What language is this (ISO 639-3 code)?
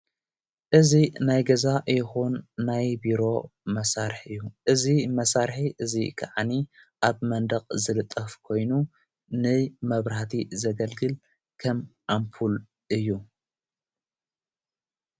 tir